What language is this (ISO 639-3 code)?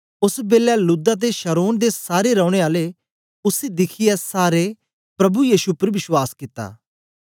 doi